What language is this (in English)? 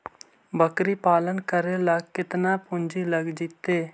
Magahi